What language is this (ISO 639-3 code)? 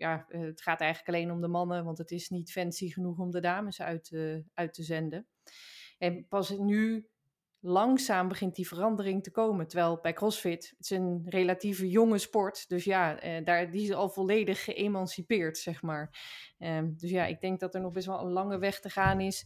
nld